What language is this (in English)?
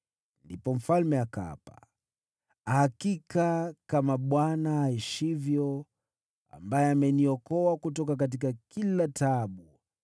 Swahili